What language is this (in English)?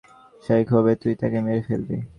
Bangla